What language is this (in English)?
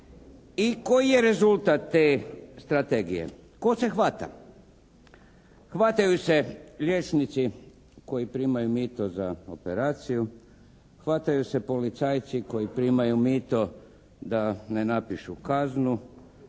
Croatian